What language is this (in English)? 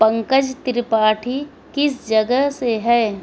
Urdu